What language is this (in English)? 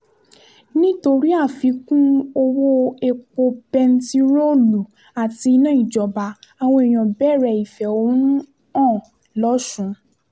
Yoruba